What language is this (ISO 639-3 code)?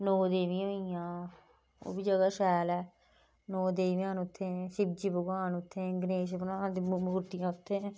doi